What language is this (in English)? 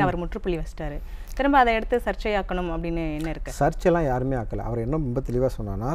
Korean